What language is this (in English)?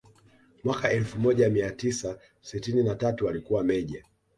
Swahili